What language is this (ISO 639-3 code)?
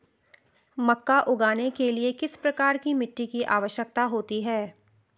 hin